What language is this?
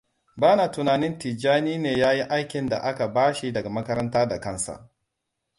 Hausa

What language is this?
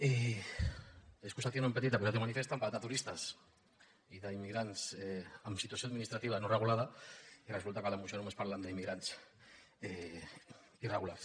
Catalan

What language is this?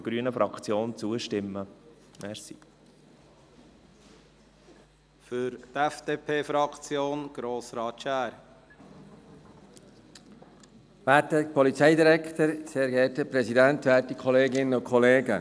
Swiss German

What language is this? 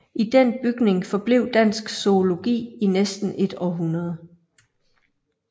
Danish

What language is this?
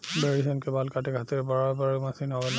Bhojpuri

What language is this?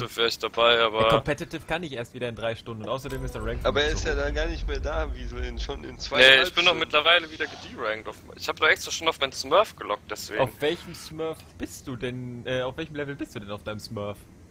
German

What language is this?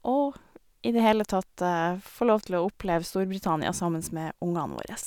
Norwegian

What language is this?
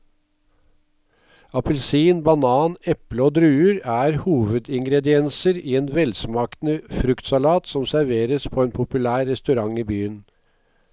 Norwegian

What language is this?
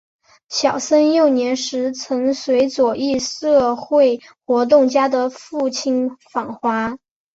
Chinese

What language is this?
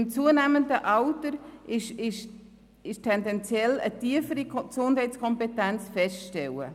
Swiss German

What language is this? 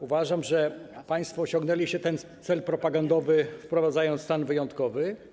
Polish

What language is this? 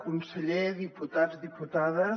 Catalan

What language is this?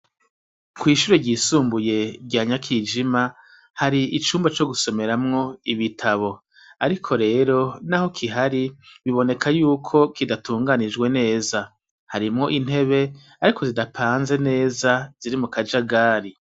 Rundi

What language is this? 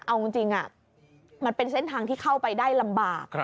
Thai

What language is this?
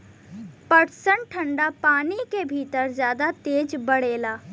Bhojpuri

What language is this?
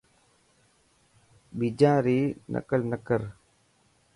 Dhatki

